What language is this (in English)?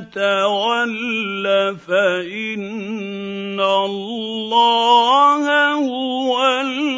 Arabic